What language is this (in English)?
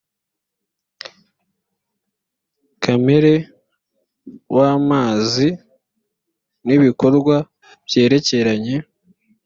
Kinyarwanda